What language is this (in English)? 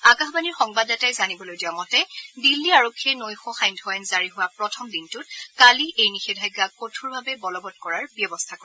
Assamese